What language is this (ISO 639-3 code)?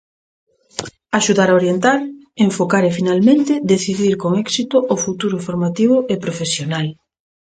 glg